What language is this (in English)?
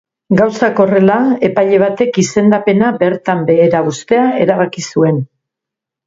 Basque